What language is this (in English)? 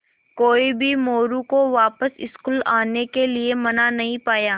Hindi